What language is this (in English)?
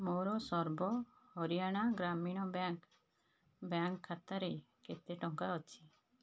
Odia